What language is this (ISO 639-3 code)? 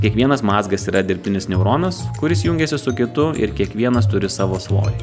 lit